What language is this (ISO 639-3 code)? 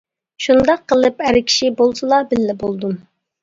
uig